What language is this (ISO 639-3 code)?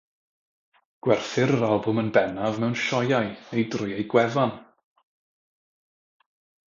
cym